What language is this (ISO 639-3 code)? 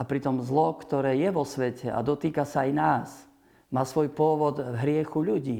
slk